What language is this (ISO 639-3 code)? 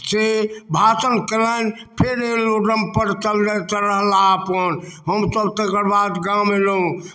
mai